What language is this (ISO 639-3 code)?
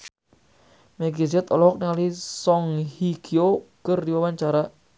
sun